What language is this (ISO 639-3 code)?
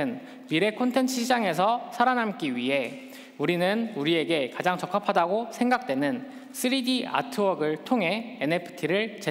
kor